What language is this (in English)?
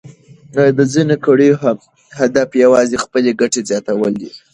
Pashto